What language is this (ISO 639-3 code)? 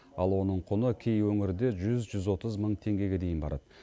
kaz